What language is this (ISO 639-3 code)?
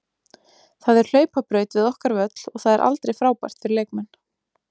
isl